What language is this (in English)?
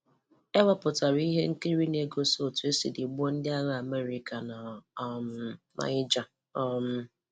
Igbo